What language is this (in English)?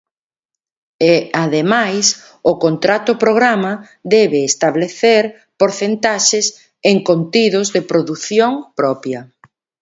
Galician